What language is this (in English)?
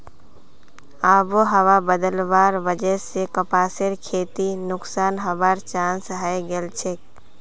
Magahi